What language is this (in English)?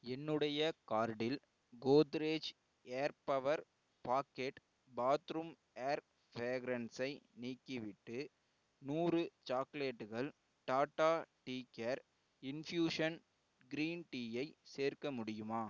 Tamil